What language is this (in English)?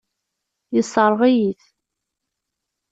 Kabyle